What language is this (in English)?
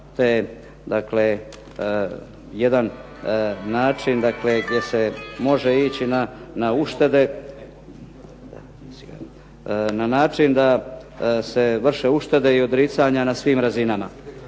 Croatian